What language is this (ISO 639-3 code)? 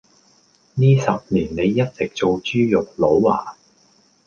yue